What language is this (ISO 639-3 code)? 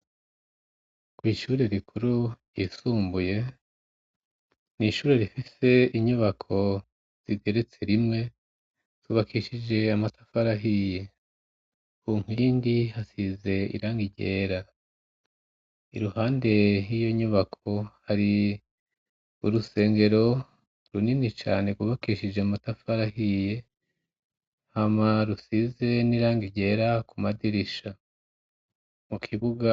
run